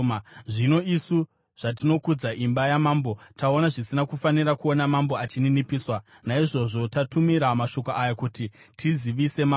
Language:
Shona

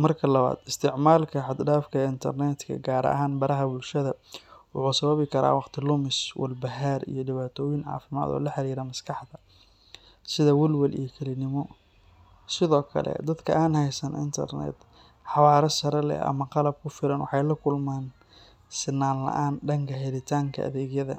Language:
Somali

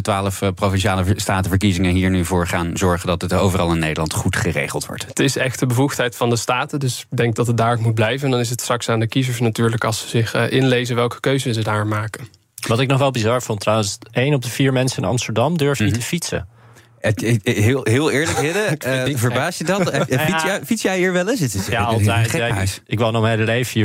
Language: Dutch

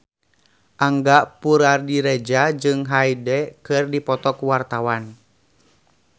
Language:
Sundanese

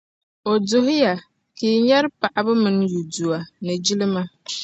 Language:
Dagbani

